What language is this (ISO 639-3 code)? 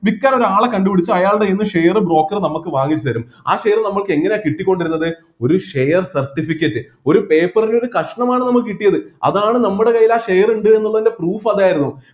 mal